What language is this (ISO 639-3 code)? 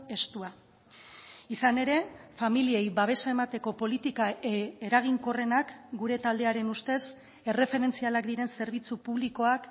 eus